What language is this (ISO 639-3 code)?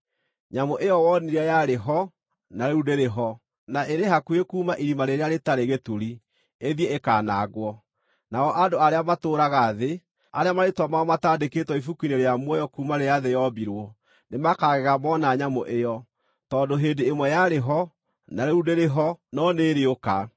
kik